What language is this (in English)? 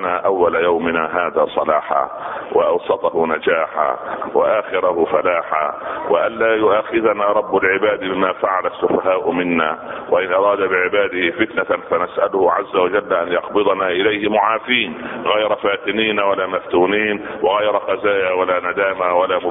Arabic